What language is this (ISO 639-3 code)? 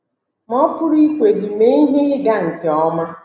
ibo